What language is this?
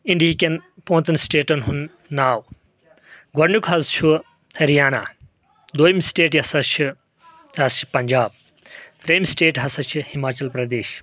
Kashmiri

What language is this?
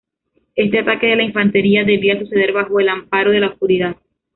Spanish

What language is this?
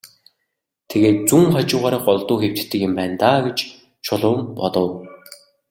Mongolian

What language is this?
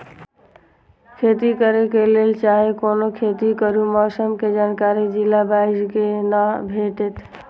Maithili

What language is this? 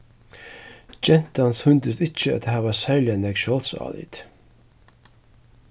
Faroese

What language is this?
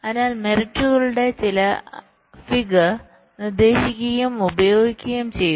Malayalam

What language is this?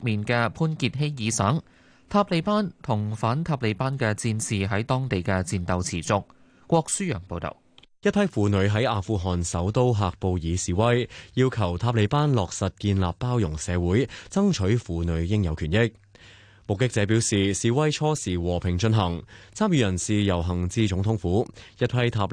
Chinese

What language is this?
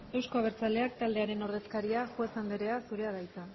Basque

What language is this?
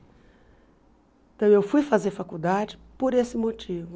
Portuguese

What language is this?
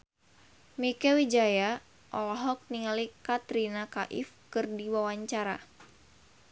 Sundanese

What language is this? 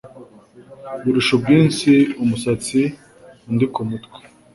Kinyarwanda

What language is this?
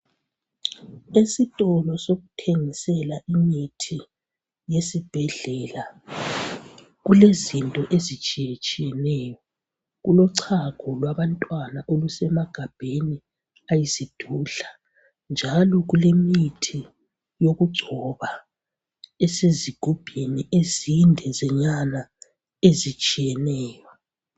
North Ndebele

